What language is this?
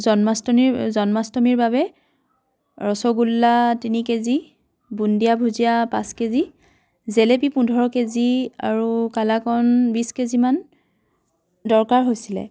Assamese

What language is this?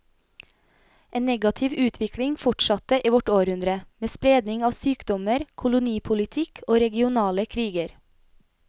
Norwegian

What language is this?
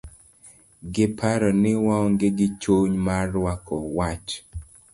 Luo (Kenya and Tanzania)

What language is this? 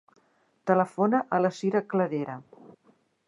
Catalan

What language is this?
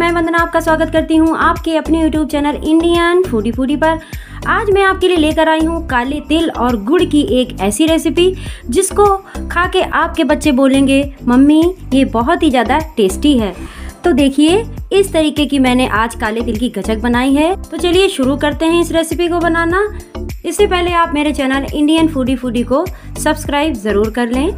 Hindi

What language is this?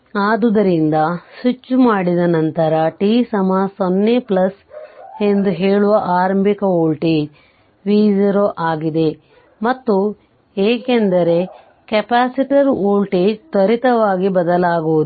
Kannada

